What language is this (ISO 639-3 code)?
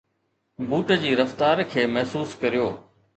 snd